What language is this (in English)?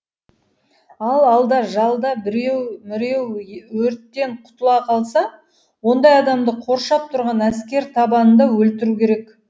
Kazakh